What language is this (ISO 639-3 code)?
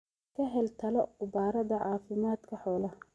som